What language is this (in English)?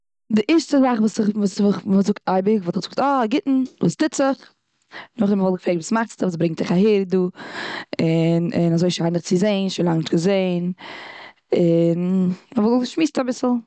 Yiddish